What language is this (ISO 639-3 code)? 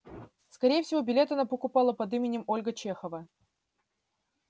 rus